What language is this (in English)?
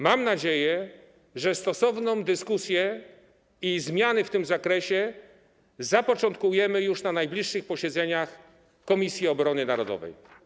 Polish